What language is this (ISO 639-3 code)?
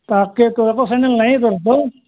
asm